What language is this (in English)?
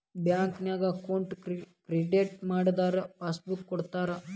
Kannada